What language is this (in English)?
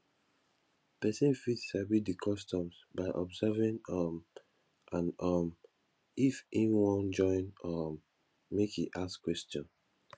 Nigerian Pidgin